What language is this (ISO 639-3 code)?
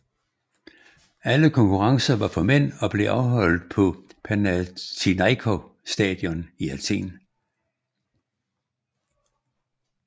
dan